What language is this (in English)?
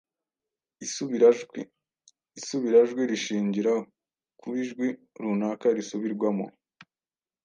Kinyarwanda